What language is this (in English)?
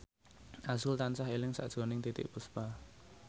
Javanese